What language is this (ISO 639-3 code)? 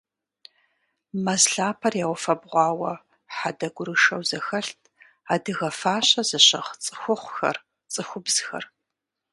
kbd